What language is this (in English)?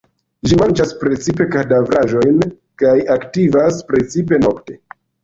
Esperanto